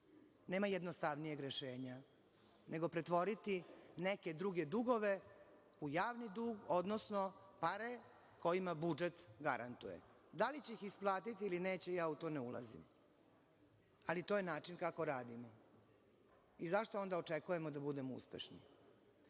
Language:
Serbian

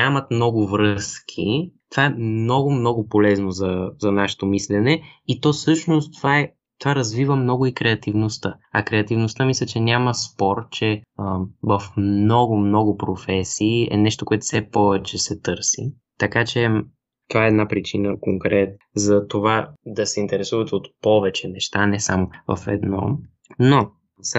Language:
Bulgarian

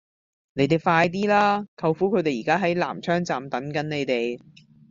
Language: Cantonese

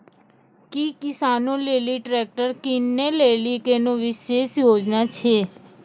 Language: Maithili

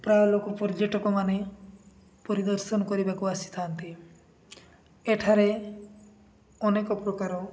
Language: Odia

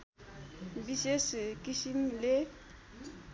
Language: Nepali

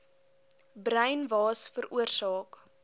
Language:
Afrikaans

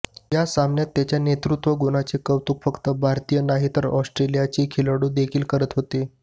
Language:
Marathi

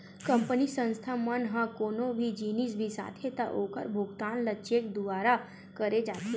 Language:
Chhattisgarhi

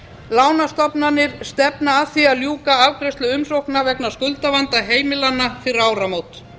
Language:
Icelandic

